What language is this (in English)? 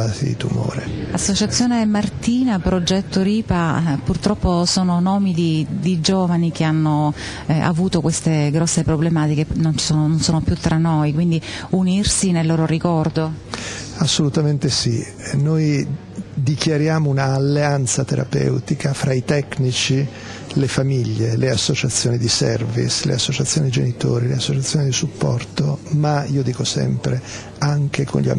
Italian